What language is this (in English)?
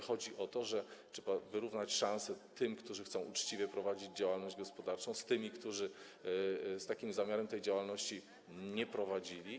Polish